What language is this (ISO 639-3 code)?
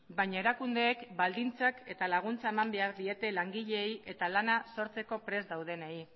eus